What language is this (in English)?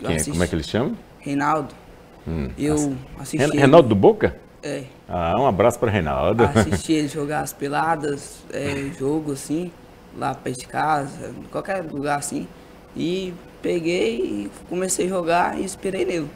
Portuguese